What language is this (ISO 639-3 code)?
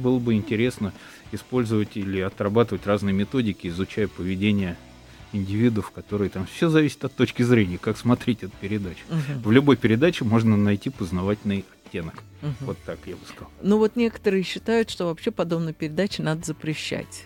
rus